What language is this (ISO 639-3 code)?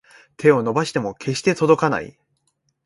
jpn